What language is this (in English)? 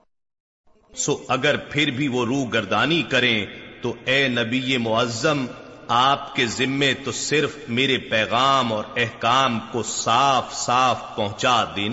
Urdu